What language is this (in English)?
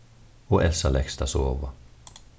Faroese